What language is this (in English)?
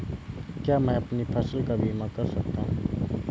Hindi